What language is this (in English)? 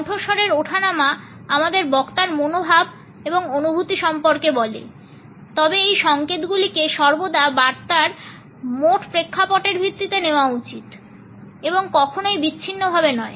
Bangla